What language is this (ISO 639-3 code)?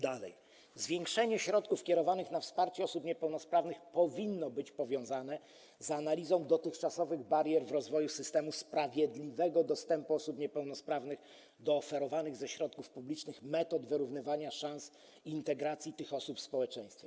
pol